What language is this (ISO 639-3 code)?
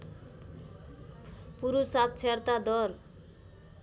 nep